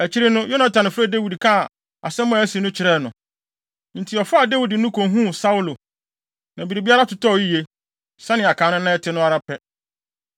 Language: Akan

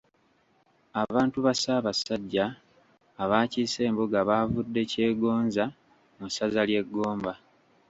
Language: Ganda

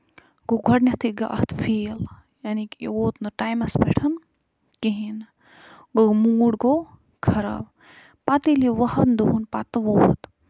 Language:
Kashmiri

